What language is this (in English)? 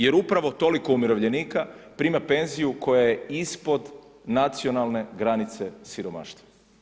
Croatian